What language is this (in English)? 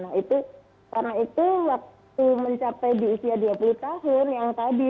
Indonesian